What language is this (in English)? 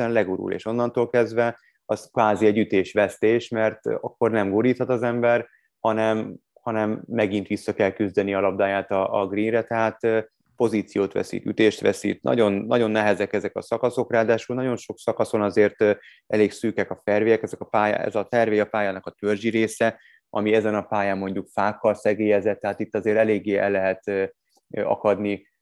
Hungarian